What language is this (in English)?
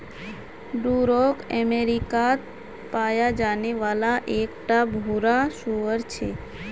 Magahi